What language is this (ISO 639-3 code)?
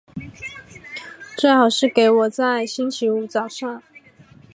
zho